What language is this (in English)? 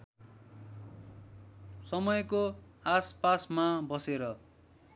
Nepali